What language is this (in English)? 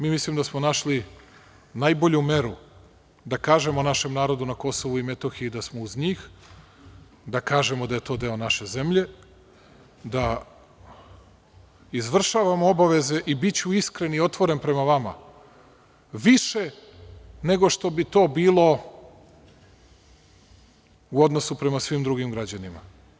Serbian